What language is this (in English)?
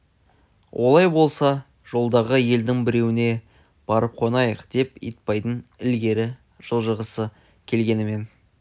Kazakh